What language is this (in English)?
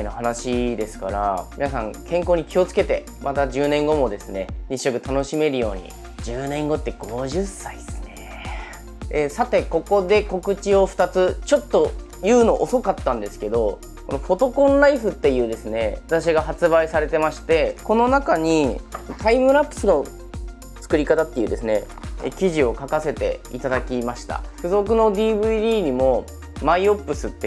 Japanese